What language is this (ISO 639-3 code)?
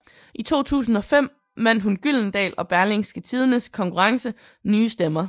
dan